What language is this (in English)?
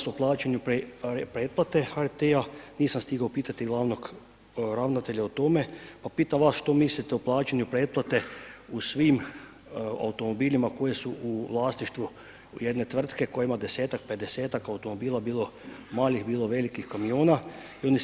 Croatian